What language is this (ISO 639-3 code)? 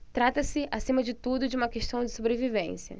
por